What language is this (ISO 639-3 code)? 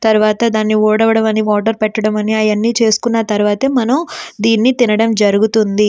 tel